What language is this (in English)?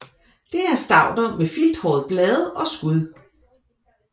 Danish